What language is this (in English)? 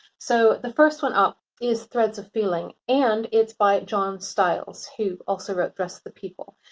English